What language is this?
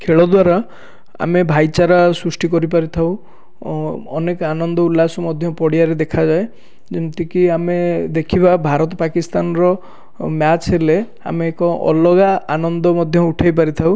Odia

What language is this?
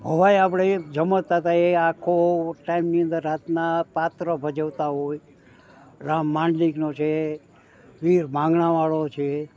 Gujarati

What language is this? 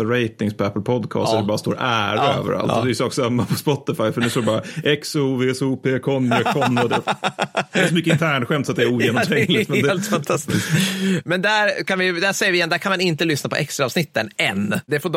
Swedish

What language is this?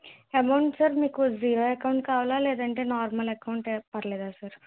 Telugu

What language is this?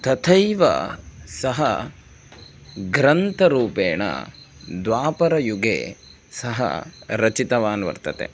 Sanskrit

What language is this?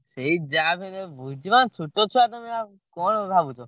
Odia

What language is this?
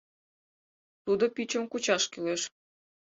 Mari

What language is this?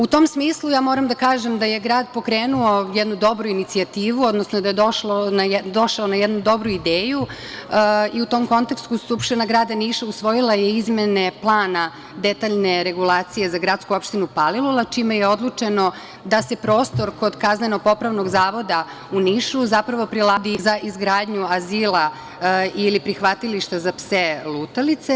Serbian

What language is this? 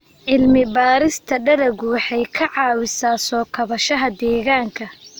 Somali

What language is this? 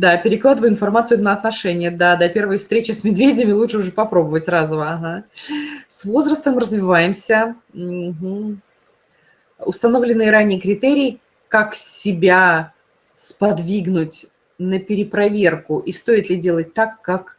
Russian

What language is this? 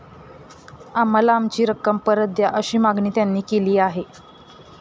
Marathi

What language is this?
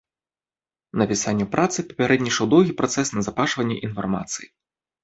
Belarusian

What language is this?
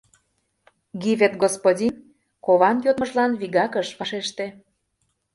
Mari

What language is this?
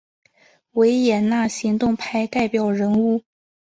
Chinese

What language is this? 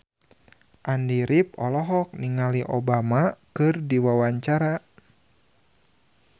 Sundanese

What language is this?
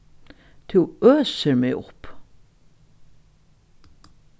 Faroese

